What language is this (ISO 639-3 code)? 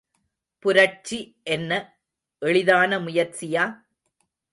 tam